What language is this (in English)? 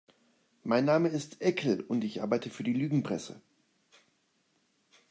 German